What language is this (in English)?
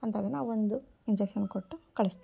Kannada